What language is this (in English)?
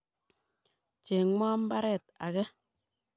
Kalenjin